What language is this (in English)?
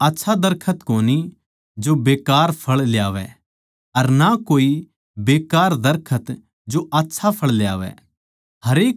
Haryanvi